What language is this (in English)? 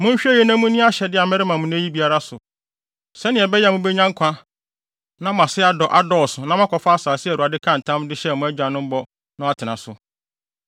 Akan